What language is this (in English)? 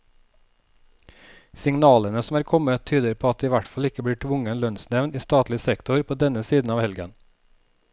Norwegian